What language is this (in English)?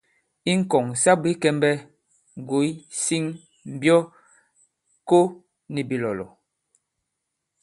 Bankon